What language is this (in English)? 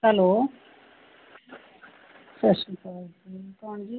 Punjabi